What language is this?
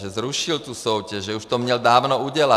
Czech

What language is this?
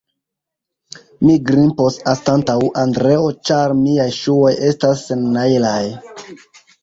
Esperanto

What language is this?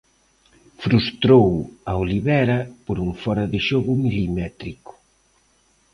Galician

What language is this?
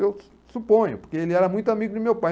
Portuguese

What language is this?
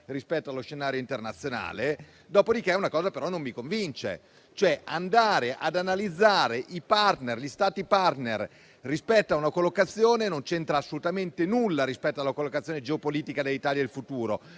Italian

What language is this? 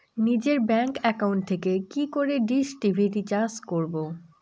Bangla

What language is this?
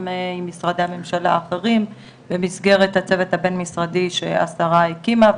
Hebrew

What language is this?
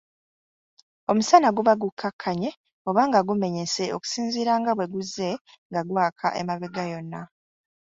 Ganda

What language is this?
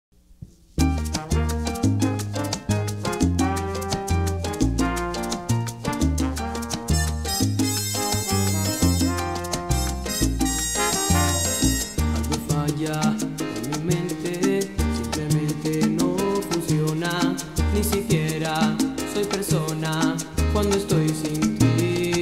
Spanish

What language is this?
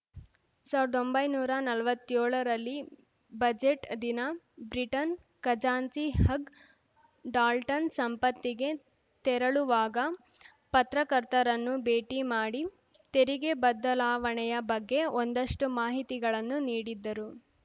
Kannada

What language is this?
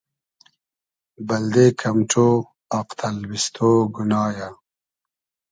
Hazaragi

